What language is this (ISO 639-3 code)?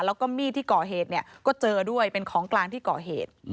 tha